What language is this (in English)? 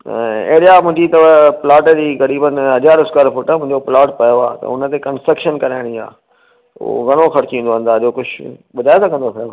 Sindhi